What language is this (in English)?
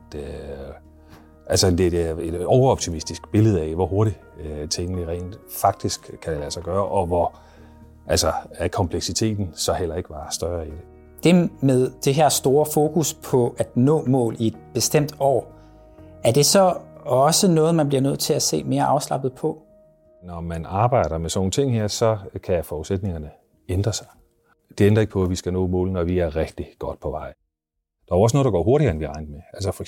Danish